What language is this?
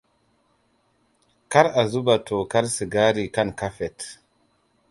Hausa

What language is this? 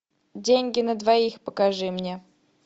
Russian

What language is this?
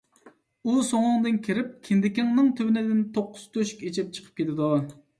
Uyghur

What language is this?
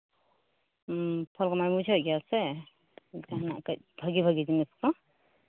Santali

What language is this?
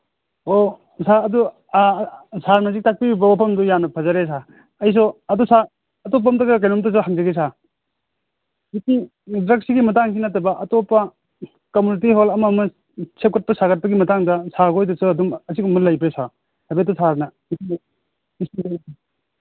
Manipuri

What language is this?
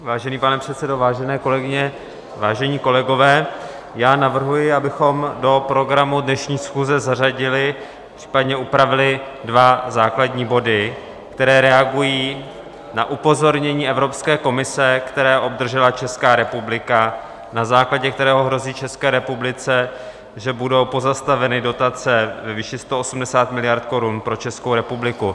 Czech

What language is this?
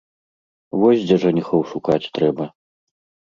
Belarusian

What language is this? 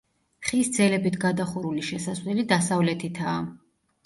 Georgian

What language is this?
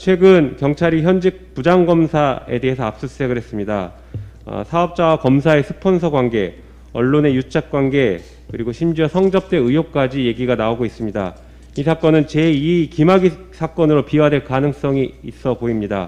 Korean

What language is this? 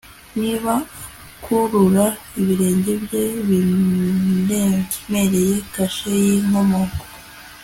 Kinyarwanda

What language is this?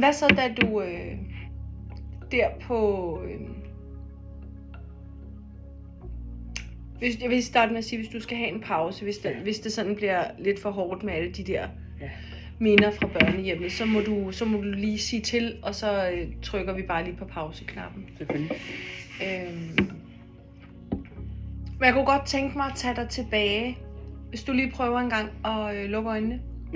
Danish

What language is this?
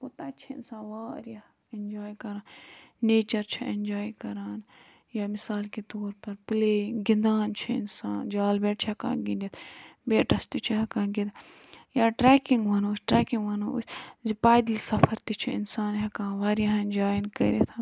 Kashmiri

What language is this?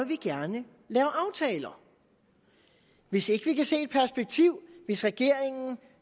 Danish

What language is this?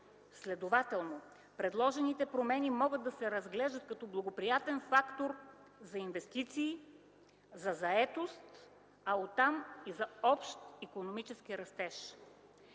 Bulgarian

